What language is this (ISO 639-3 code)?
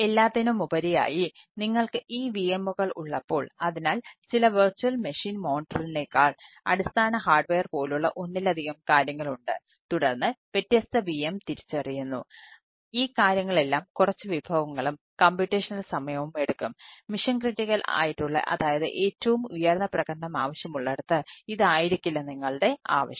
mal